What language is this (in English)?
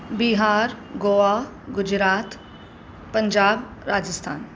Sindhi